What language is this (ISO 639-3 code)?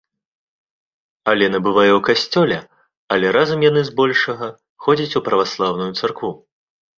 bel